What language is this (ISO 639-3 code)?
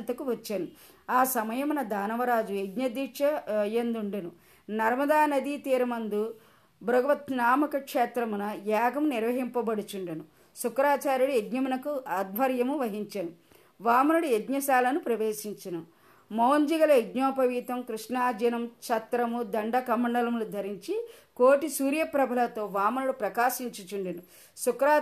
tel